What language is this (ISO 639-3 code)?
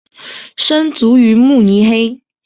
zho